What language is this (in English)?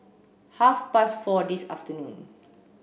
English